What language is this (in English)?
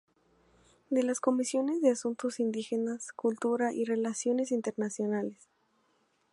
Spanish